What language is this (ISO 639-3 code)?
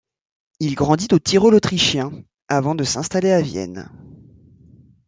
fra